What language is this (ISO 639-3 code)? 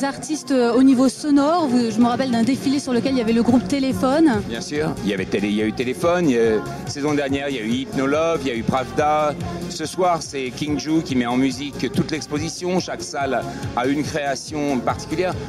fra